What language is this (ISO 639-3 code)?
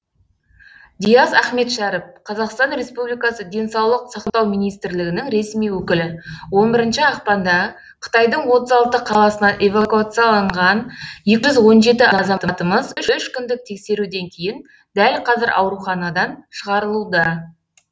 kaz